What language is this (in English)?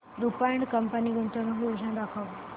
Marathi